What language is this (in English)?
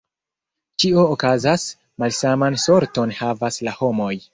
Esperanto